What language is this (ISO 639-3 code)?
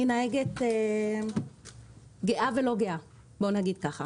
heb